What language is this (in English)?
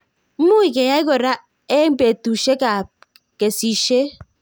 Kalenjin